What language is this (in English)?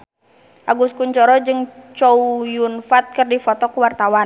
Sundanese